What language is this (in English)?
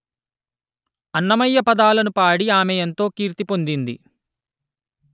Telugu